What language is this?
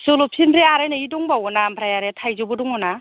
Bodo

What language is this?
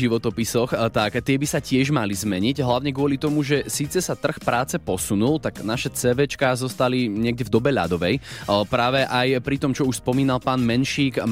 Slovak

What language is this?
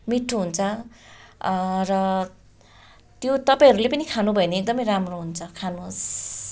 Nepali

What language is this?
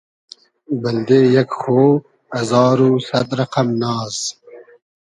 Hazaragi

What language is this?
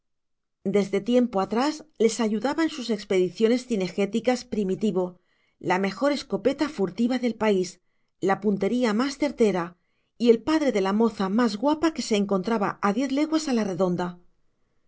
Spanish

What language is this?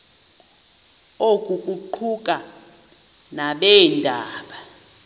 Xhosa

